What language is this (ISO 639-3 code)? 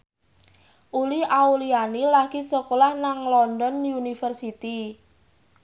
jav